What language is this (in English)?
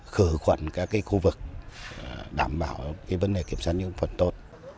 Vietnamese